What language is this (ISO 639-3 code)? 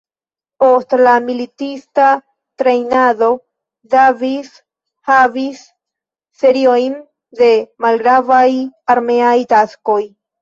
epo